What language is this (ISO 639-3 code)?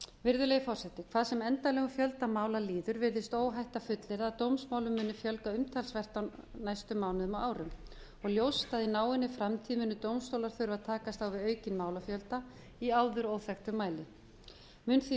isl